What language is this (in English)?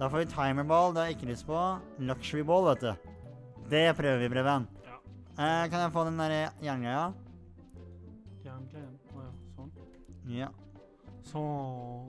Norwegian